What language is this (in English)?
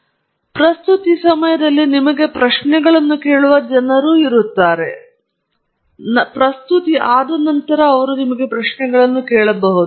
Kannada